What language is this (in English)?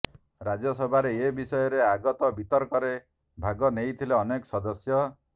Odia